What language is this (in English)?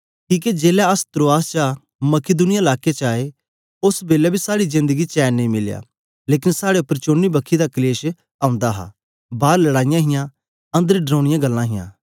Dogri